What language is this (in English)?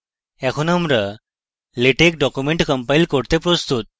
Bangla